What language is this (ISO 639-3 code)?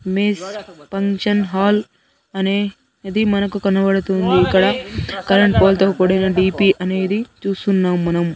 tel